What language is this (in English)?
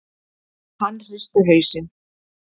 Icelandic